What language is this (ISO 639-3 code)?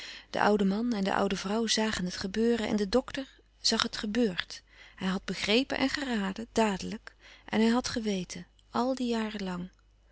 nld